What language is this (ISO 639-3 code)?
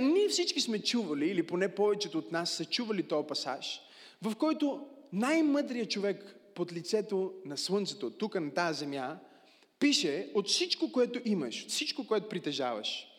bul